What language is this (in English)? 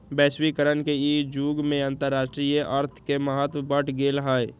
Magahi